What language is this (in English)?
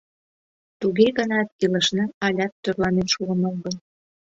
Mari